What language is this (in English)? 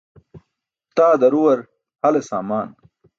Burushaski